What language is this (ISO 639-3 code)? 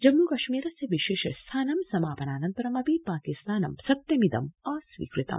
san